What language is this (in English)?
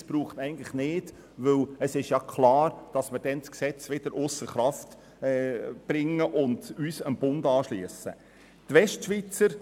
Swiss German